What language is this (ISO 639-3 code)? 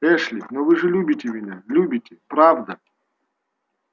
rus